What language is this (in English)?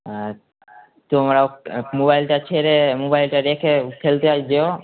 Bangla